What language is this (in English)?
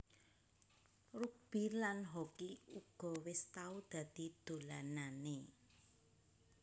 Javanese